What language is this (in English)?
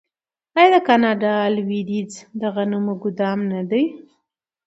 Pashto